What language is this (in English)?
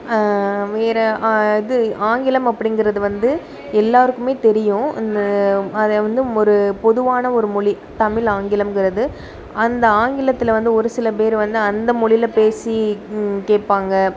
Tamil